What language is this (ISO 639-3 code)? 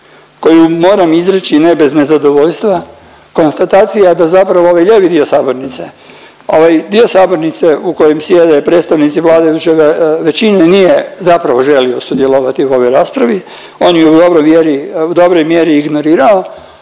hrv